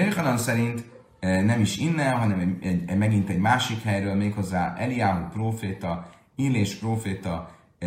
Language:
Hungarian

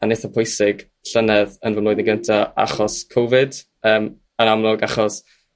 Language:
Welsh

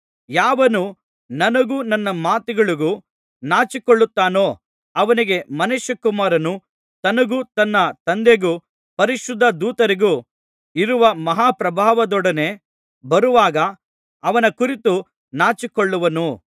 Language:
Kannada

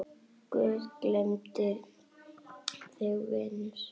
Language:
Icelandic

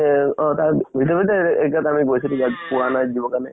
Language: Assamese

